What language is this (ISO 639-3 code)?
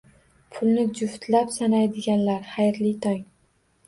uzb